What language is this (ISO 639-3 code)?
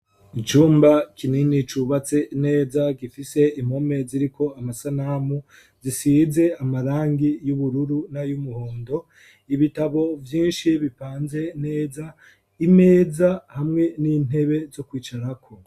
run